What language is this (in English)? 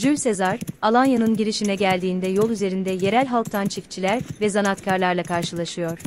Turkish